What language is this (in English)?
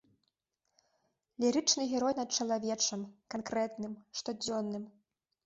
Belarusian